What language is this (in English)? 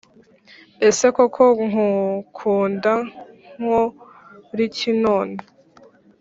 Kinyarwanda